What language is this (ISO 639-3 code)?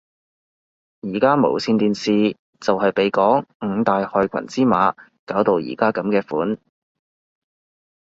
yue